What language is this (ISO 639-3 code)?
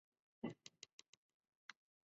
zho